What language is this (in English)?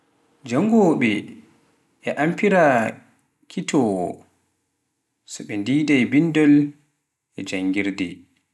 Pular